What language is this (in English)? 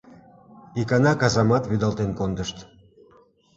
Mari